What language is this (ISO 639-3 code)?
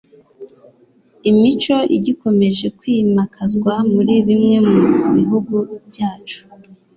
kin